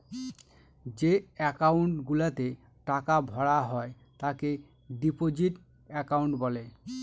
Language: Bangla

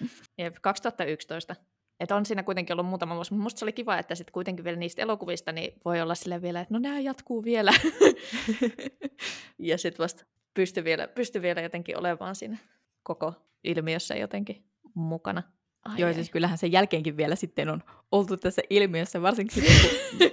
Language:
Finnish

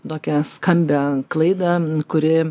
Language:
Lithuanian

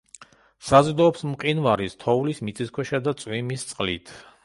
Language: Georgian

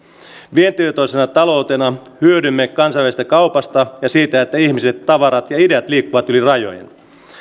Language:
Finnish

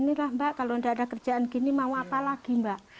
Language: Indonesian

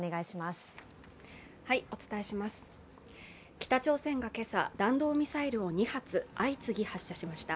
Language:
Japanese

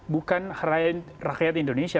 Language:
Indonesian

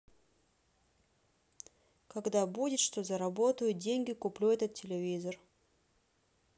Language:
Russian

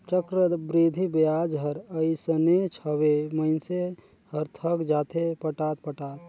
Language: Chhattisgarhi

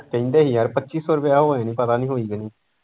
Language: Punjabi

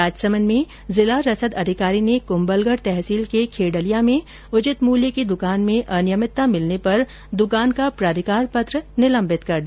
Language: Hindi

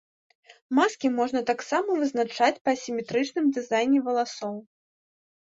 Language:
Belarusian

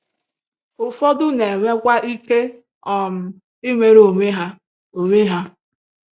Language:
Igbo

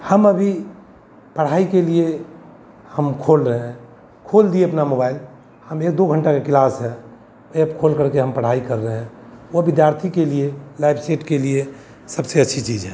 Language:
Hindi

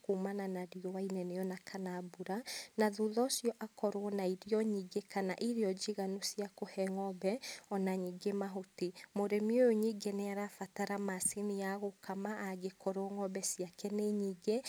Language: Kikuyu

